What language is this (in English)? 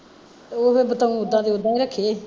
Punjabi